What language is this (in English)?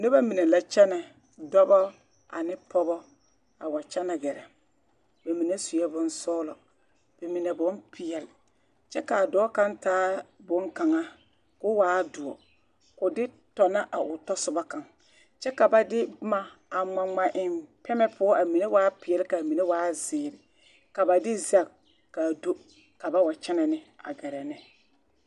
Southern Dagaare